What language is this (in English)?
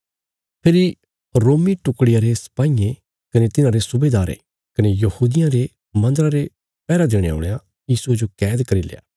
Bilaspuri